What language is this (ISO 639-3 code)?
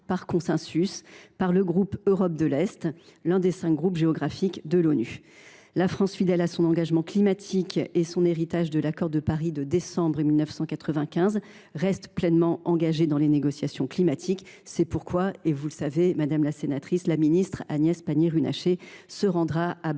fra